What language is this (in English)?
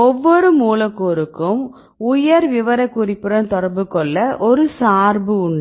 Tamil